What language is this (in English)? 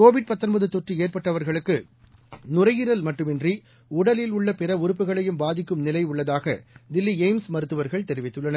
Tamil